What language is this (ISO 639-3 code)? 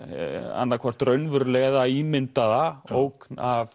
isl